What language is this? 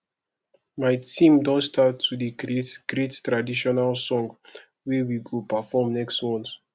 Nigerian Pidgin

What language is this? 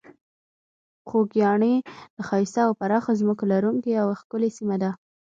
Pashto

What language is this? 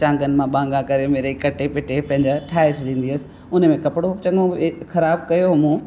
Sindhi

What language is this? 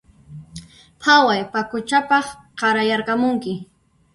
Puno Quechua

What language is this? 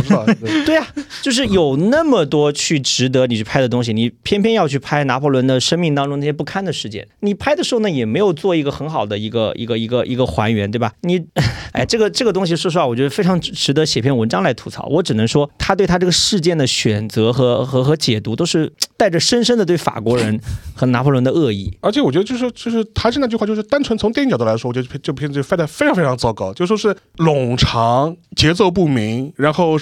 Chinese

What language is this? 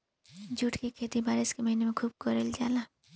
Bhojpuri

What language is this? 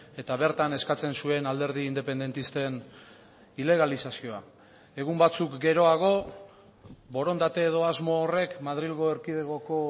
Basque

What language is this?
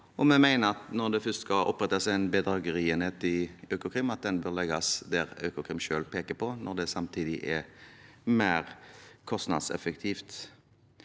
Norwegian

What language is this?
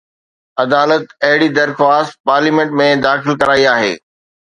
Sindhi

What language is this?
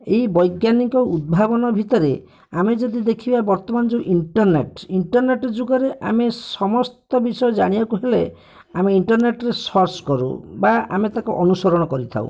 Odia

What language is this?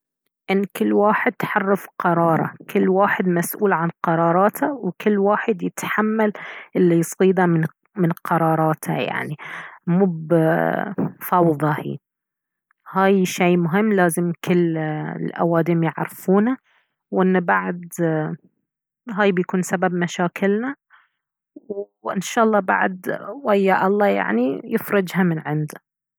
Baharna Arabic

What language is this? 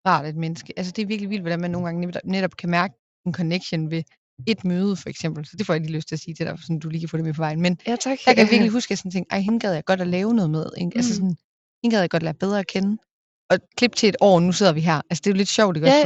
Danish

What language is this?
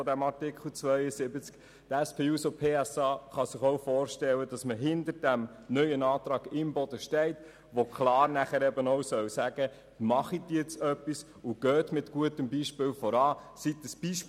Swiss German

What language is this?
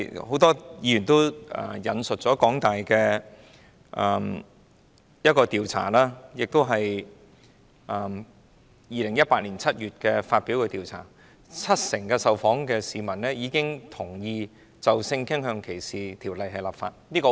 Cantonese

